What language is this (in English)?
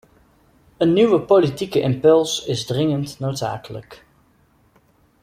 Dutch